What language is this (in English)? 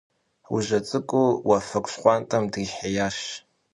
Kabardian